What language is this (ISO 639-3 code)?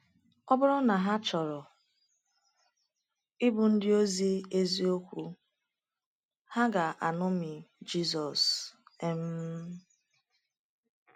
ibo